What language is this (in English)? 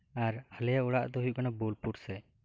Santali